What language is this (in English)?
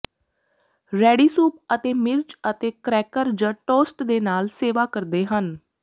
Punjabi